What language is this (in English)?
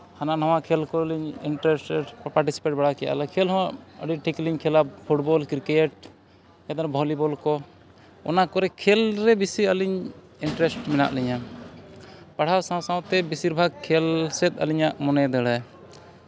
Santali